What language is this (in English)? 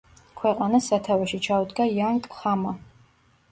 Georgian